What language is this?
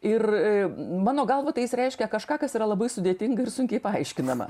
Lithuanian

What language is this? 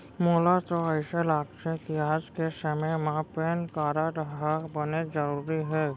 Chhattisgarhi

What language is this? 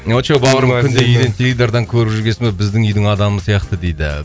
Kazakh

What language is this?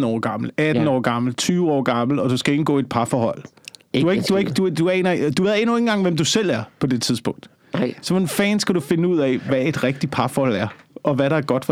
Danish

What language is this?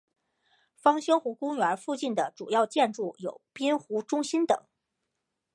Chinese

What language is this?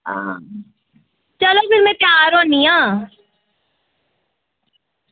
Dogri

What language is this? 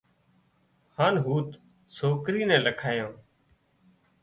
Wadiyara Koli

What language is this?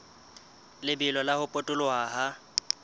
Southern Sotho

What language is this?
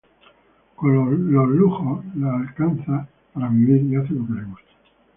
Spanish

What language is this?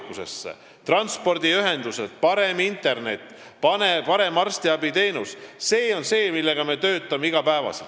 Estonian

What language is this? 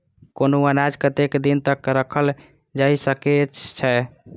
Maithili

